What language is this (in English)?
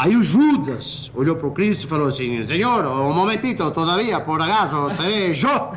Portuguese